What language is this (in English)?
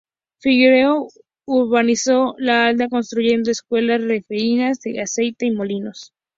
Spanish